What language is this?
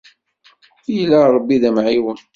Kabyle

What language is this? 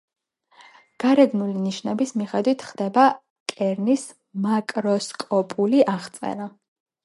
Georgian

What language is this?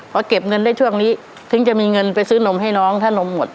Thai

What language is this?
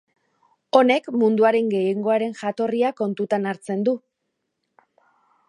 Basque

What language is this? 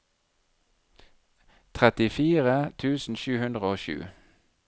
Norwegian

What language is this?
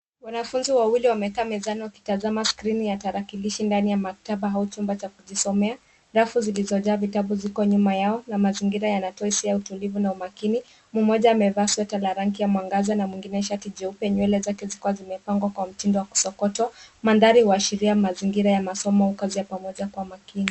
Swahili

